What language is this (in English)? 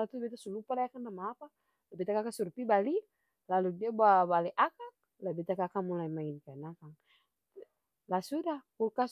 Ambonese Malay